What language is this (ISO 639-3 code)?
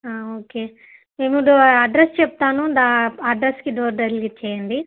tel